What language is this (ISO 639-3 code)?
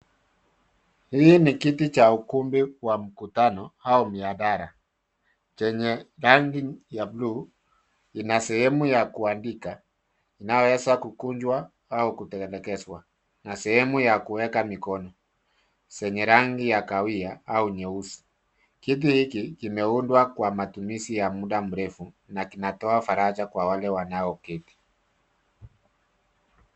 swa